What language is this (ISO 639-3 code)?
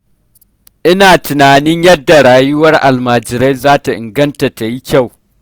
hau